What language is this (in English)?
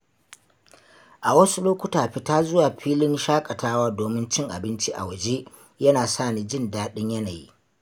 Hausa